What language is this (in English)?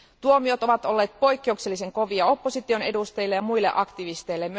Finnish